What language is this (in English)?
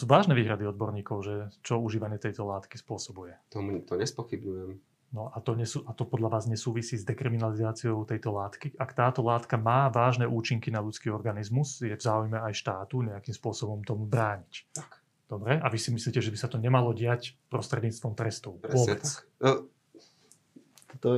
Slovak